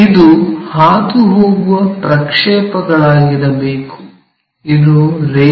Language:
Kannada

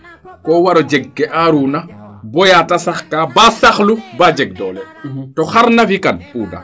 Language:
Serer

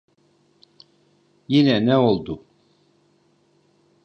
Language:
Turkish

